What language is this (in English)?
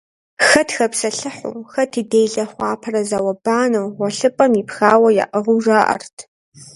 Kabardian